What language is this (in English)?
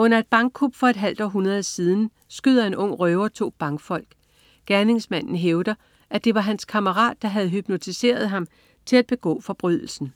Danish